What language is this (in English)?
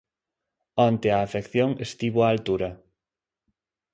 Galician